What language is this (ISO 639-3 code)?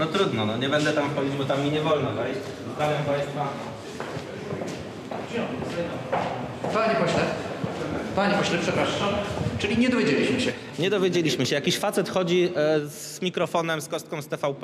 pol